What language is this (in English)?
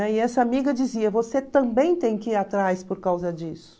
Portuguese